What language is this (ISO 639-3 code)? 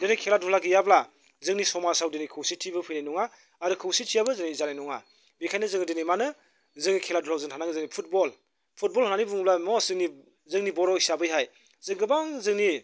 brx